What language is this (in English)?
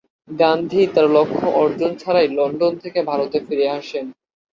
Bangla